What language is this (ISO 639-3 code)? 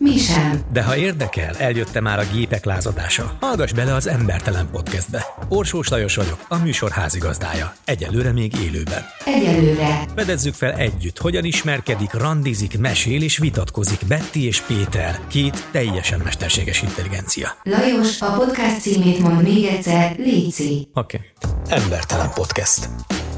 hun